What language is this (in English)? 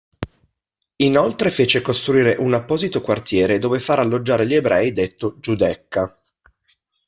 Italian